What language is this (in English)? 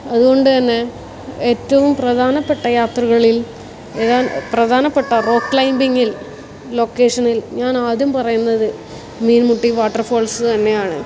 Malayalam